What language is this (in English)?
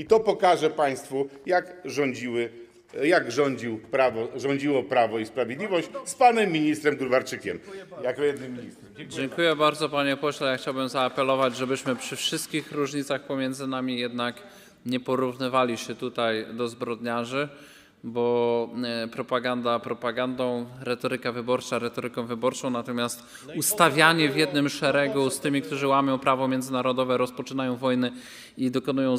Polish